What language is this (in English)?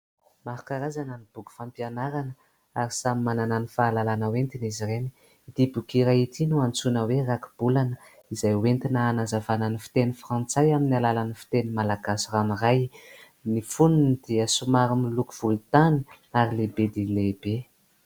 Malagasy